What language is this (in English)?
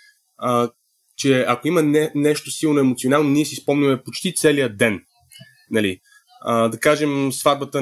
Bulgarian